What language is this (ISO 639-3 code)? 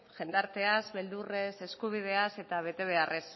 eus